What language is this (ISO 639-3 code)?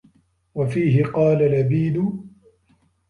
ara